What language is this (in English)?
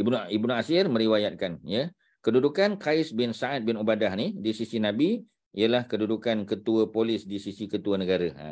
Malay